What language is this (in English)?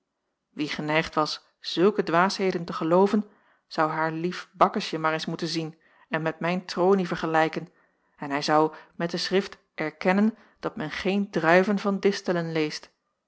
Dutch